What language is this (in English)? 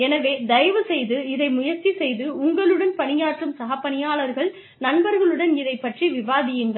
Tamil